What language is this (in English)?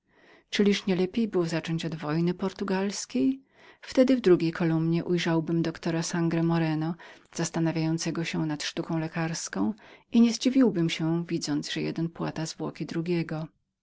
Polish